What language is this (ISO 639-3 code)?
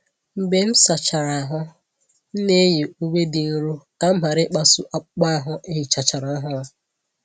ibo